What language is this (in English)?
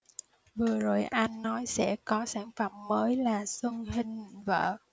Vietnamese